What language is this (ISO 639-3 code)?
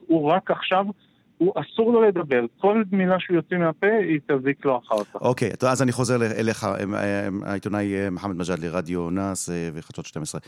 heb